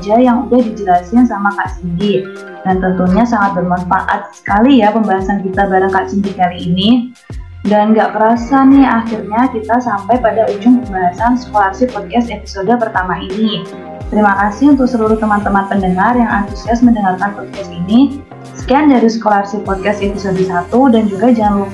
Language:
Indonesian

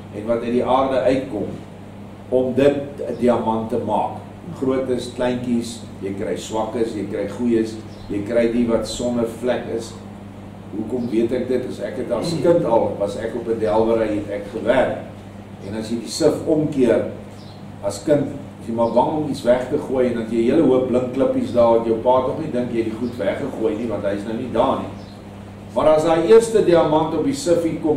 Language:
Dutch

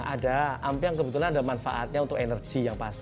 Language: Indonesian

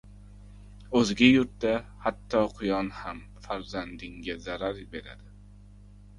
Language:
Uzbek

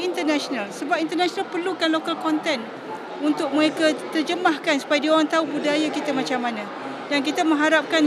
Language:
Malay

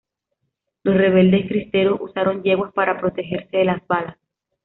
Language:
Spanish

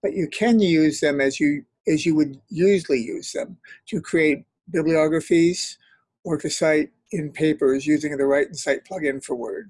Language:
English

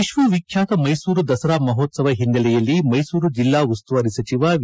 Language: Kannada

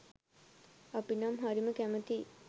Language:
Sinhala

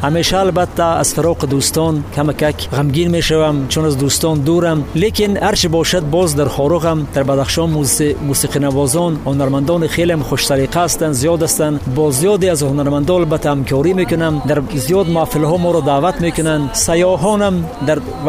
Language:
Persian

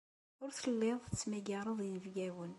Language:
Kabyle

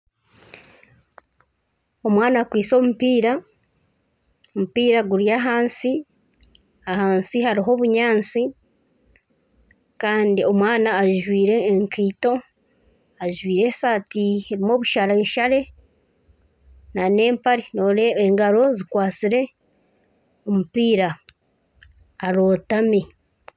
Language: Nyankole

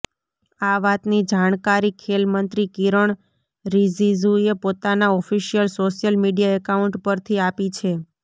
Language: Gujarati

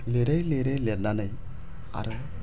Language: Bodo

